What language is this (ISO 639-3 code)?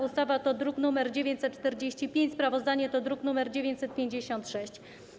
pol